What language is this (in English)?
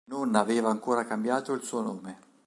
Italian